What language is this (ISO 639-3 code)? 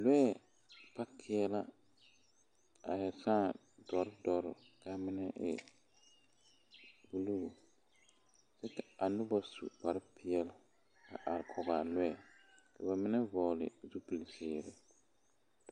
dga